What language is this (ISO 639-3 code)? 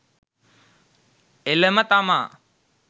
sin